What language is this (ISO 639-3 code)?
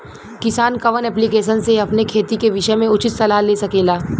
bho